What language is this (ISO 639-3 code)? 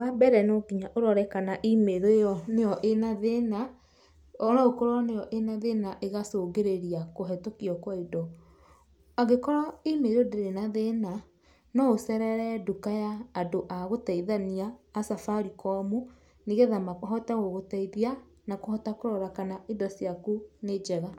kik